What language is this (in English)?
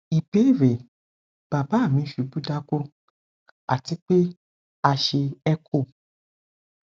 Yoruba